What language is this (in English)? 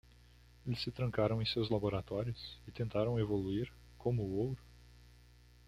Portuguese